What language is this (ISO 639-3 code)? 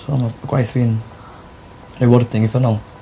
cym